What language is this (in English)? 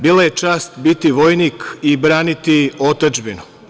Serbian